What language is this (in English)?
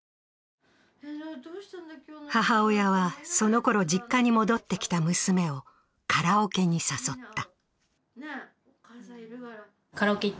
Japanese